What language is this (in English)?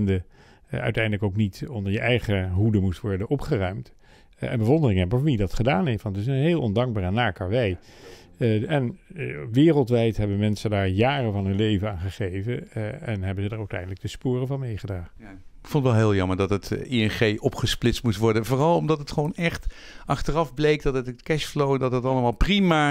Dutch